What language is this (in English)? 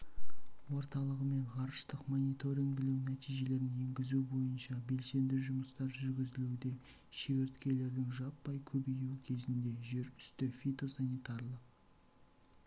Kazakh